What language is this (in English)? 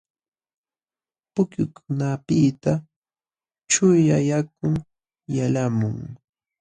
Jauja Wanca Quechua